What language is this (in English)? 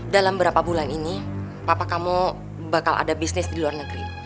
Indonesian